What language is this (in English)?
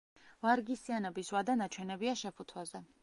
Georgian